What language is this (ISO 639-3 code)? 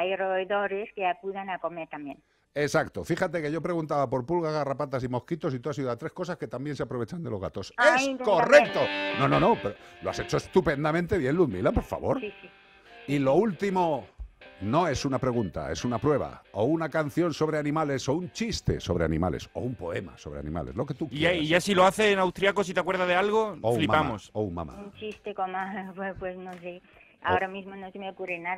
spa